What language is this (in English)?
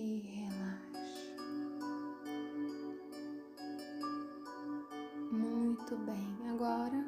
Portuguese